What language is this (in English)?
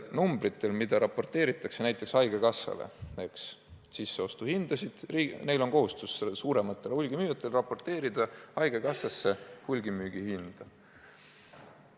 Estonian